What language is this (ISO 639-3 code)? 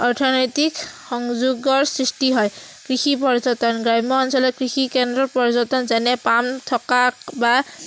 asm